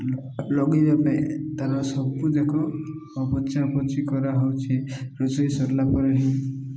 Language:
Odia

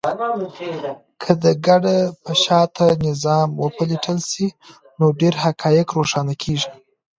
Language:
Pashto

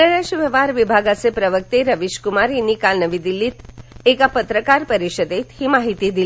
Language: Marathi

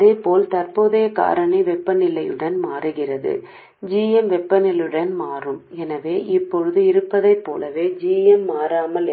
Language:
Telugu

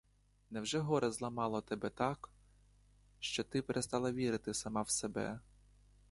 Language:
Ukrainian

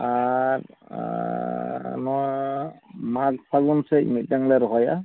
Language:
Santali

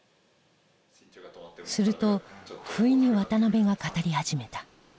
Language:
Japanese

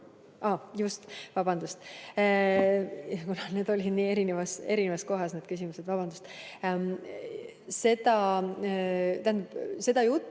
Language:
Estonian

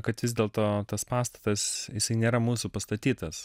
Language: Lithuanian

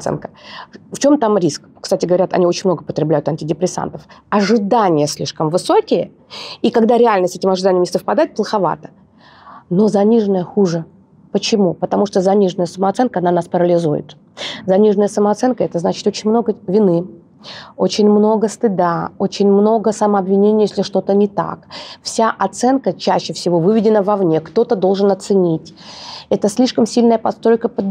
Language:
Russian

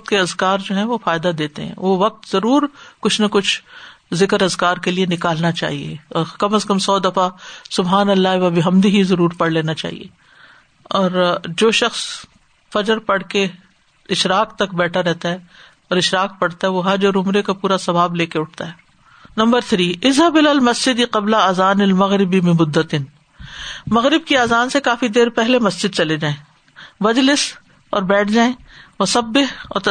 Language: Urdu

